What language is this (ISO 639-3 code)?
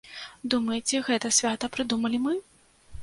bel